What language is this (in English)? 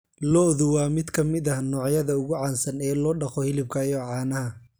Somali